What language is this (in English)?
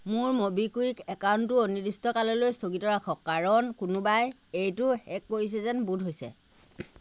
Assamese